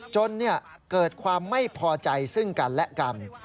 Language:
Thai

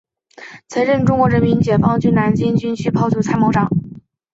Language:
Chinese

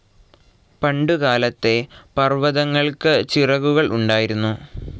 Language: Malayalam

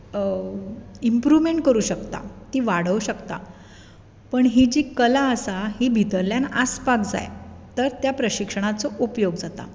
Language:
Konkani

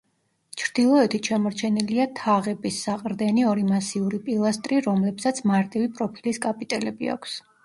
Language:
Georgian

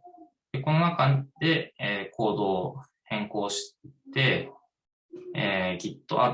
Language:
Japanese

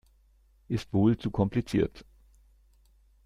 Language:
German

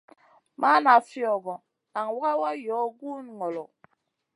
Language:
Masana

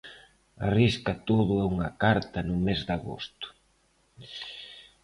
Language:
Galician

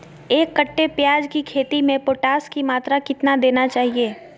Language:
Magahi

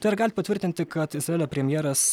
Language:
Lithuanian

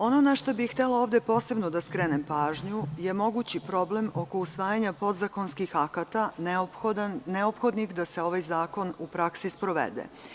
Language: Serbian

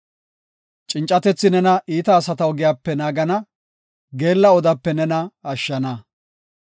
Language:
Gofa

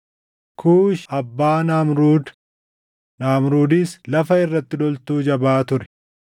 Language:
Oromo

